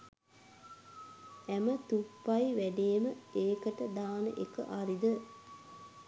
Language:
Sinhala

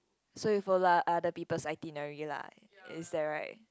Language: English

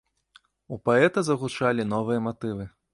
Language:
Belarusian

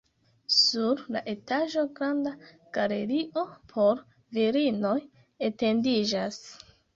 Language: Esperanto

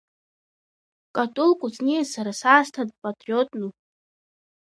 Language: Abkhazian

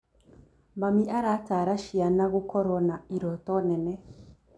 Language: Kikuyu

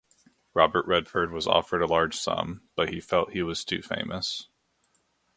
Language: English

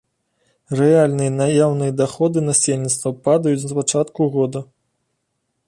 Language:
Belarusian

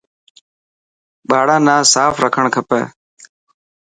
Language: Dhatki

